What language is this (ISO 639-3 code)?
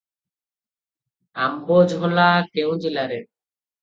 ori